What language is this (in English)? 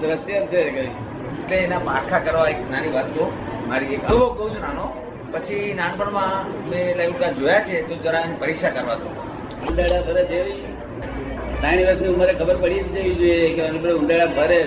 Gujarati